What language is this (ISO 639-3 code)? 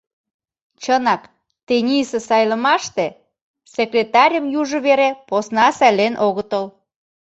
chm